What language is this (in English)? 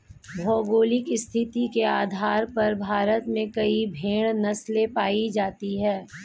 Hindi